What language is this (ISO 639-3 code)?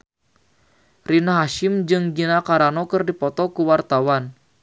sun